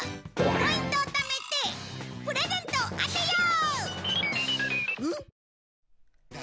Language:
Japanese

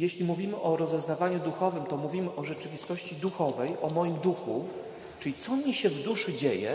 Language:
Polish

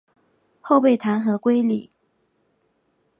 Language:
Chinese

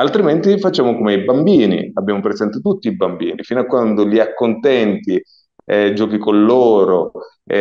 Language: Italian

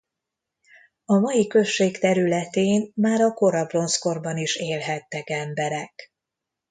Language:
Hungarian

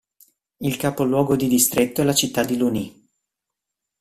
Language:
Italian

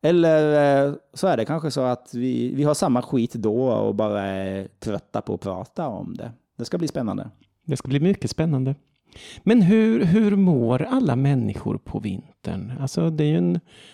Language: Swedish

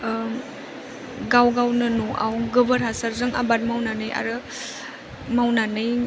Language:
Bodo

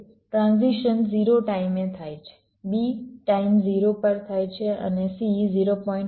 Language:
Gujarati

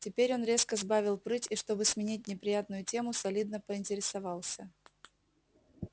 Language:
Russian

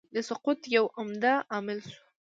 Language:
Pashto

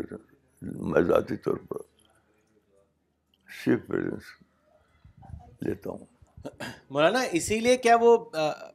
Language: Urdu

